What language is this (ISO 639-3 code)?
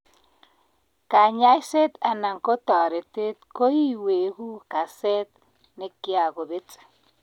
kln